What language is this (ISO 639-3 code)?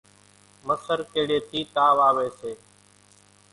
gjk